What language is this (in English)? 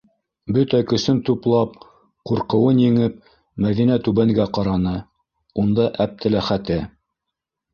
Bashkir